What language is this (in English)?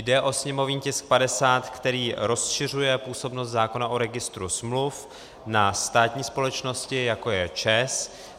Czech